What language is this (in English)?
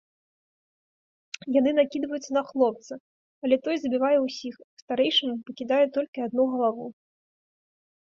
Belarusian